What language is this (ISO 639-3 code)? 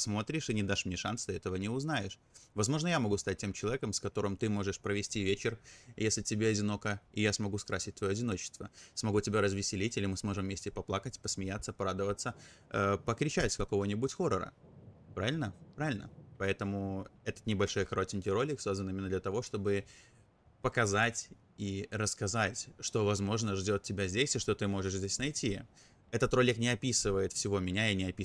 rus